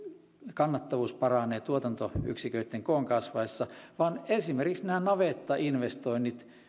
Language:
Finnish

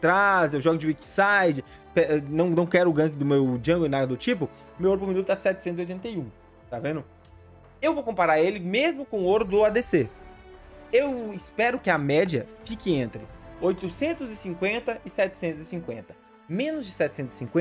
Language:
Portuguese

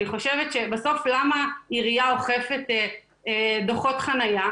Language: Hebrew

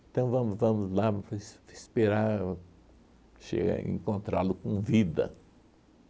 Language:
Portuguese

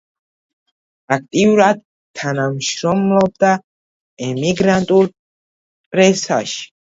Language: Georgian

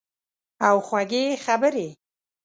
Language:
Pashto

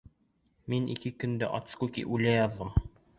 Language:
Bashkir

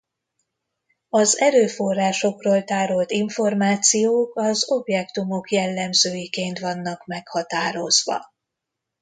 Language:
Hungarian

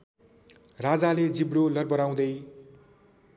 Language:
Nepali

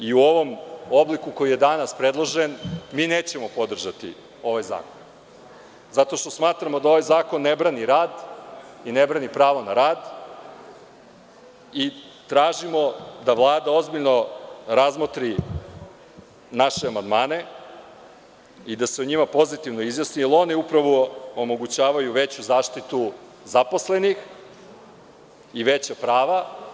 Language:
Serbian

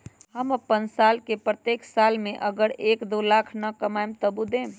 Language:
Magahi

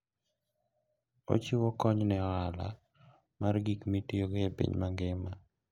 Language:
Luo (Kenya and Tanzania)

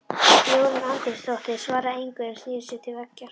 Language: Icelandic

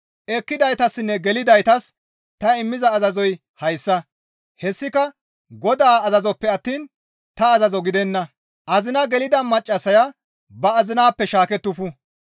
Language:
Gamo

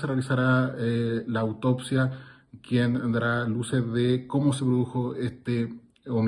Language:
Spanish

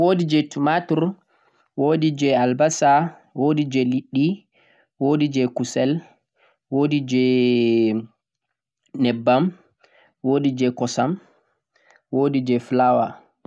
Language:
Central-Eastern Niger Fulfulde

